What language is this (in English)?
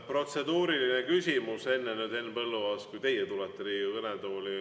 Estonian